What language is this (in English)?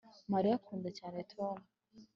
Kinyarwanda